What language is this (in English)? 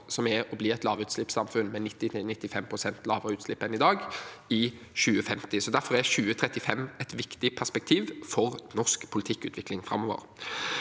Norwegian